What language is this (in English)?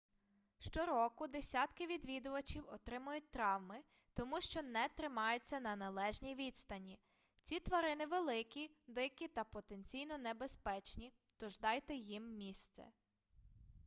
Ukrainian